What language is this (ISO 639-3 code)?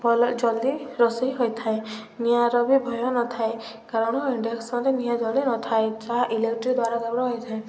ori